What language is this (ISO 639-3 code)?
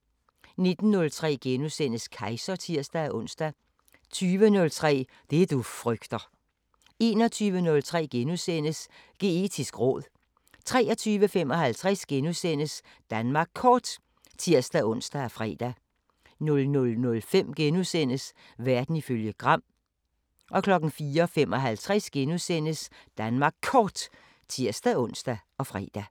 dan